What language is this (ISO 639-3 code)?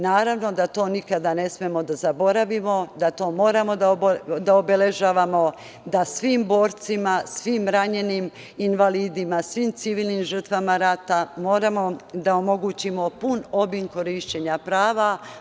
srp